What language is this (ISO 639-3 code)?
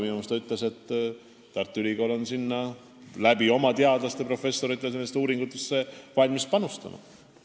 est